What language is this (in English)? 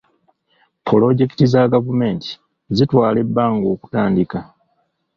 Ganda